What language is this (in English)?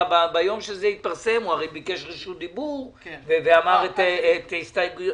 Hebrew